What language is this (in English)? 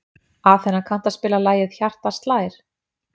Icelandic